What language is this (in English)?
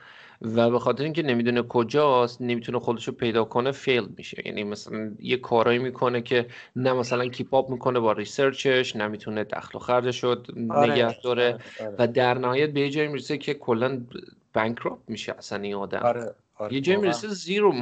Persian